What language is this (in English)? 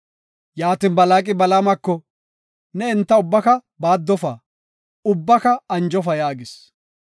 Gofa